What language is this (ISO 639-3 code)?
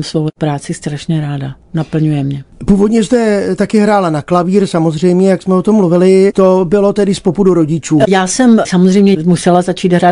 ces